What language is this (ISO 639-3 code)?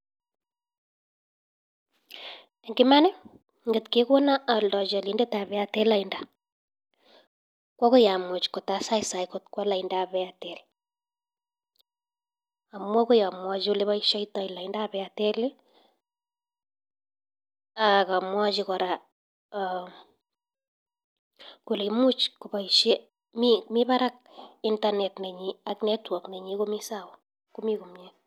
kln